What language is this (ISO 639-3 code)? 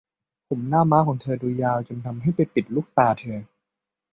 tha